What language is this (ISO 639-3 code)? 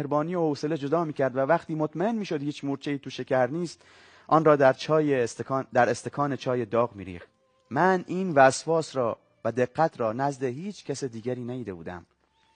fas